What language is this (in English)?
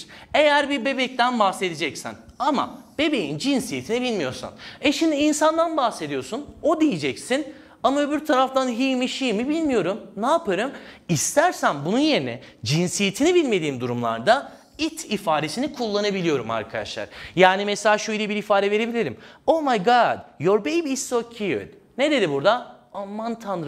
Turkish